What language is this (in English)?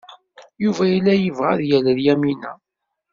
Kabyle